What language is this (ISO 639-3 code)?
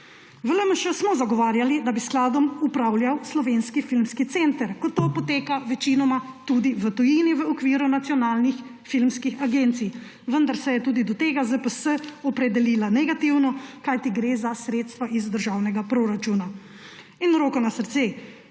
slv